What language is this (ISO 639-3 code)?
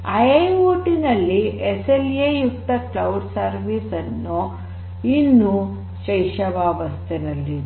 kan